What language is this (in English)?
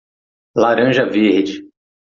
Portuguese